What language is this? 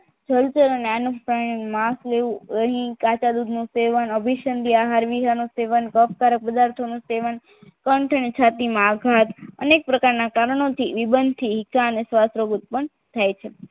Gujarati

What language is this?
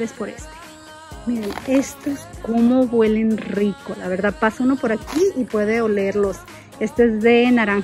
Spanish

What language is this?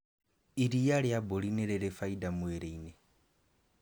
Kikuyu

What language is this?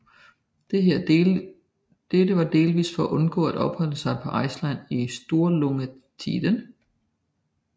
Danish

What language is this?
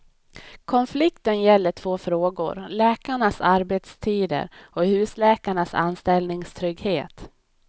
Swedish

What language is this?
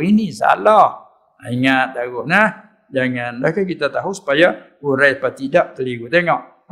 Malay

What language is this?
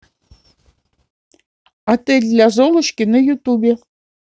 Russian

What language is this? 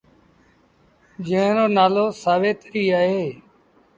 Sindhi Bhil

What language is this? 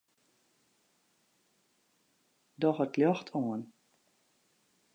Western Frisian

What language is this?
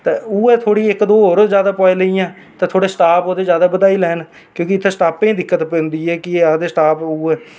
Dogri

